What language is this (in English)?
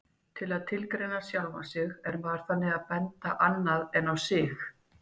Icelandic